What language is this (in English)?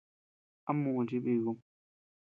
Tepeuxila Cuicatec